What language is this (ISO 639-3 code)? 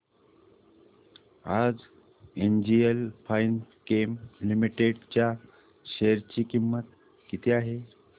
mar